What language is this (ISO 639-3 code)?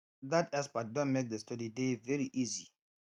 pcm